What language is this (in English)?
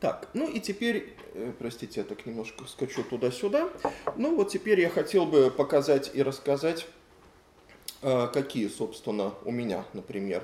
Russian